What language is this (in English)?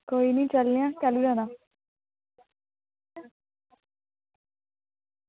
Dogri